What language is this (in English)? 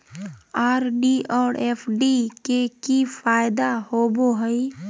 Magahi